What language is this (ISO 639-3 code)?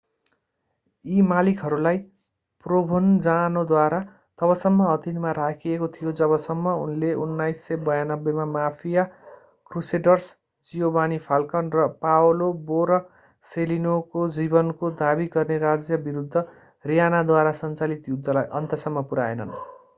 nep